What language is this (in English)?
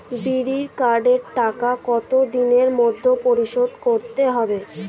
Bangla